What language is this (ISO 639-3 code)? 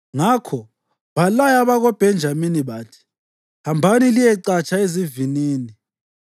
nde